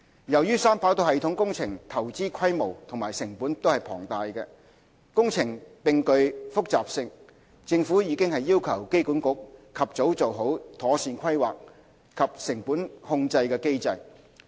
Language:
Cantonese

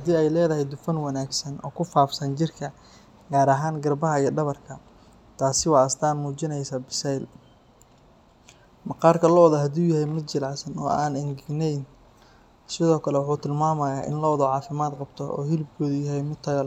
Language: Somali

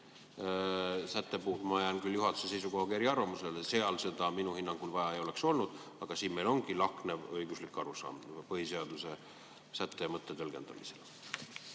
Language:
Estonian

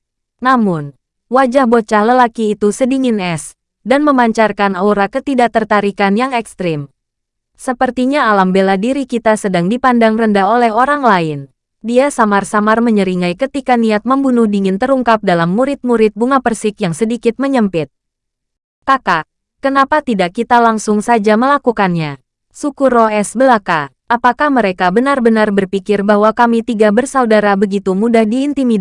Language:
Indonesian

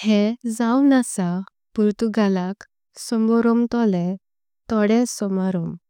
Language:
Konkani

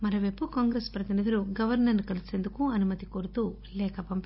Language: Telugu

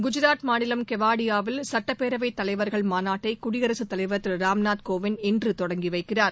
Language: Tamil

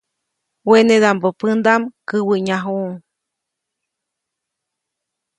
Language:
Copainalá Zoque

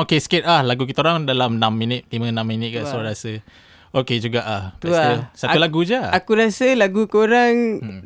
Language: Malay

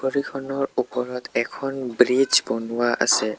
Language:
Assamese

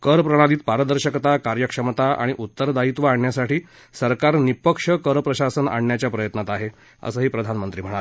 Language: Marathi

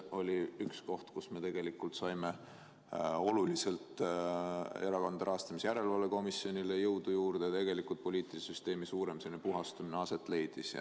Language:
Estonian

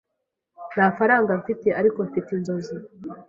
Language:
Kinyarwanda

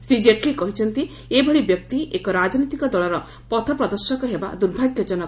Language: Odia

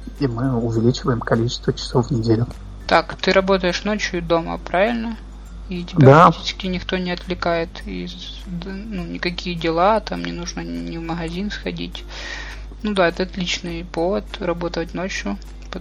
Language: Russian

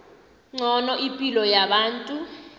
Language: South Ndebele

